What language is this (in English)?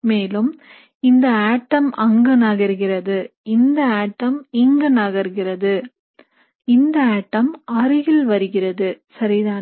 Tamil